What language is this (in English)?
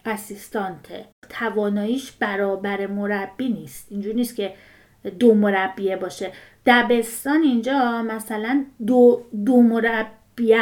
Persian